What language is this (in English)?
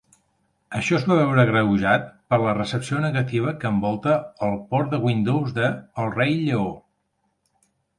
Catalan